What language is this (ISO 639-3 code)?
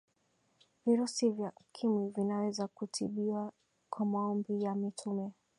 swa